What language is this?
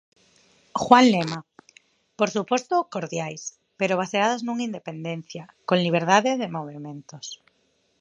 Galician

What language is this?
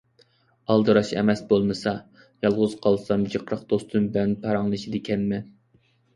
Uyghur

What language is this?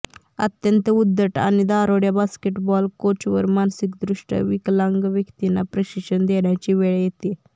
Marathi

